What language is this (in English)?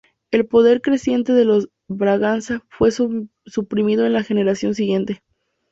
Spanish